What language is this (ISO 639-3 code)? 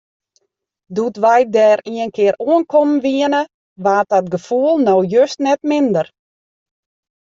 fry